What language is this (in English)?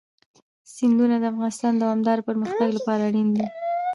Pashto